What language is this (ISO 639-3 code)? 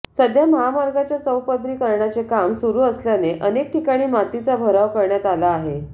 mar